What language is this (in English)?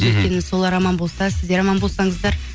Kazakh